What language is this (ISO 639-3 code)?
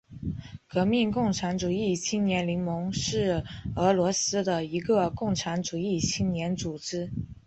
zho